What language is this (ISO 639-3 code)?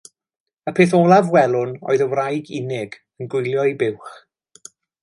cym